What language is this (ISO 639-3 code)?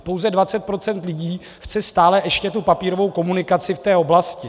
ces